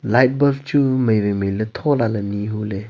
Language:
Wancho Naga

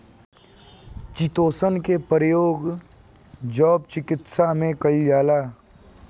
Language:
Bhojpuri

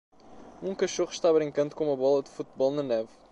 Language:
Portuguese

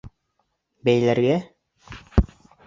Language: Bashkir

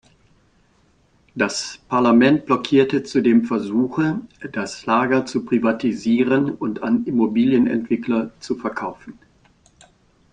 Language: German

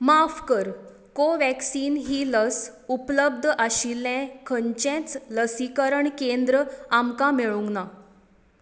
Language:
Konkani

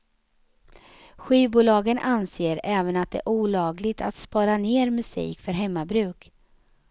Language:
Swedish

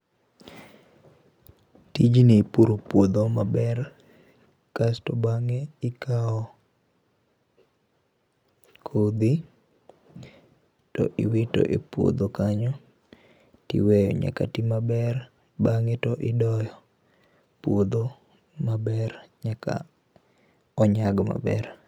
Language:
Luo (Kenya and Tanzania)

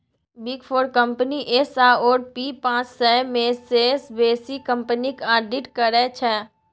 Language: Maithili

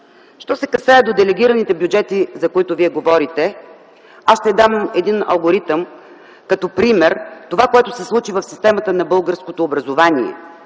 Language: Bulgarian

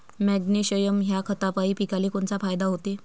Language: Marathi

